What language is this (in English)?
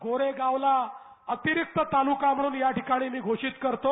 Marathi